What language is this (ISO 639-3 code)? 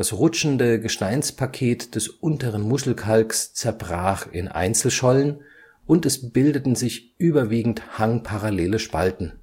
deu